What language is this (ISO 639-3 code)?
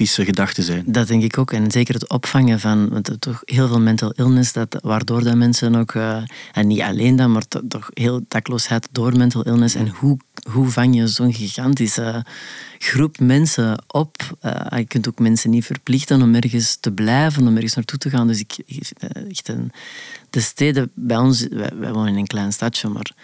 nld